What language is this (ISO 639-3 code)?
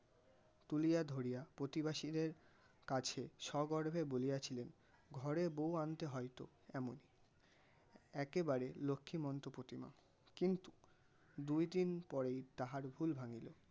ben